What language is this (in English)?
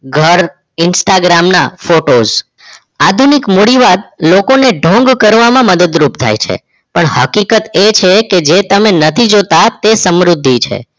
Gujarati